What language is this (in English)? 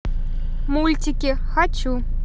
Russian